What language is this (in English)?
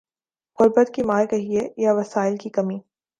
Urdu